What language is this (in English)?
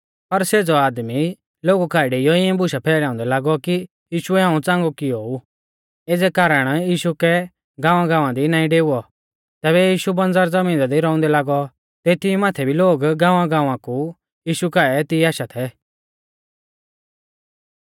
Mahasu Pahari